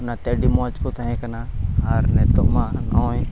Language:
Santali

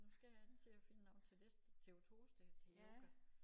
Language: Danish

